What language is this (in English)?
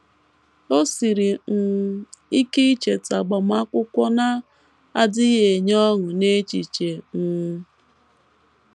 Igbo